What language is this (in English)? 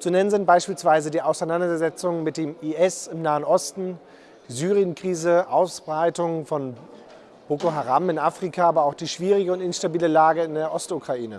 German